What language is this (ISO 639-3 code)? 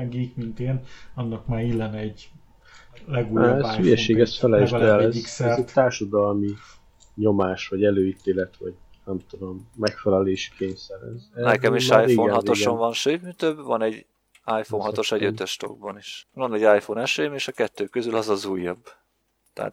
hun